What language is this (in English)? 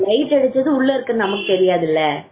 Tamil